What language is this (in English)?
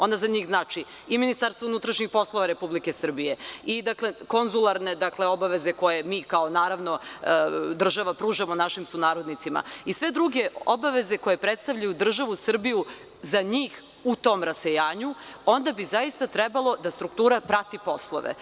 Serbian